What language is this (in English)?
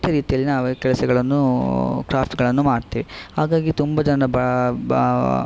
Kannada